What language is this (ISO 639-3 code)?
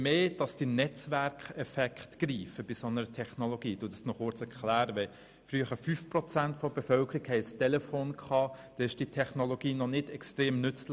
gsw